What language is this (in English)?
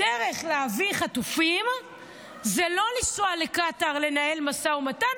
Hebrew